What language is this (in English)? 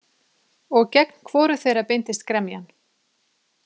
Icelandic